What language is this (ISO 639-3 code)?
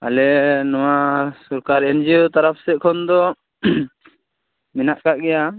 sat